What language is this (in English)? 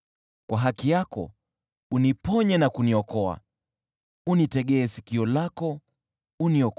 Swahili